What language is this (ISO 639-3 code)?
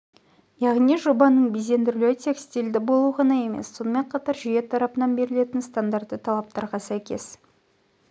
kaz